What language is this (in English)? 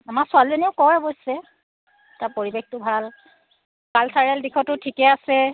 Assamese